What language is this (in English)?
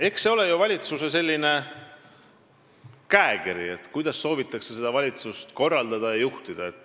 Estonian